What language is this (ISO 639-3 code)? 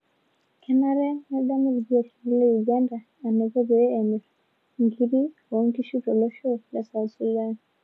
mas